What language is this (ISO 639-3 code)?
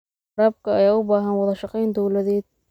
som